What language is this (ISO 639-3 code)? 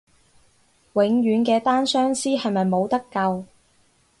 yue